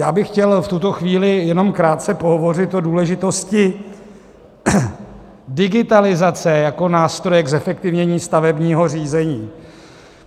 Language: Czech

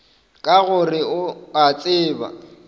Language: Northern Sotho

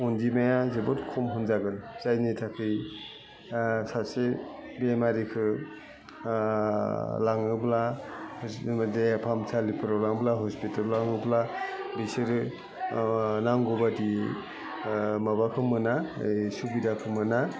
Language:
Bodo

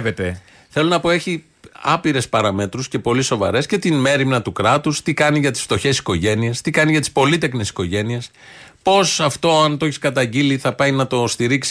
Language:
Greek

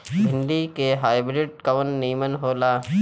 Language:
Bhojpuri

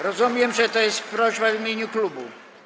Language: Polish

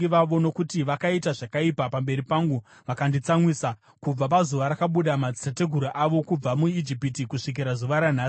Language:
Shona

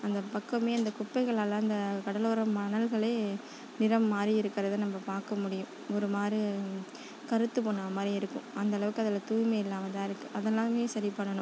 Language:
Tamil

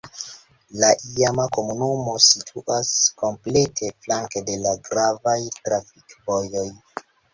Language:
Esperanto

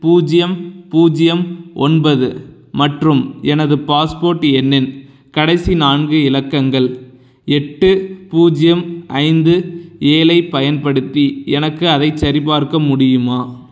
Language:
Tamil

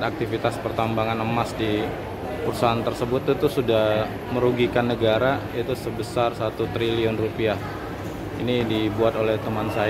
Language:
Indonesian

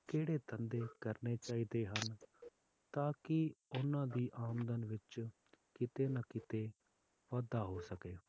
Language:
Punjabi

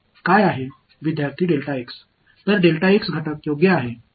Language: Tamil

